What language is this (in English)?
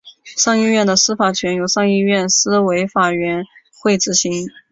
Chinese